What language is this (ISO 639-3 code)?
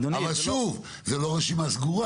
heb